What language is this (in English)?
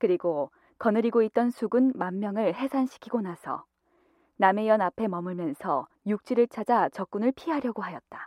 Korean